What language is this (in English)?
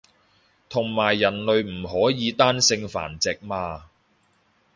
Cantonese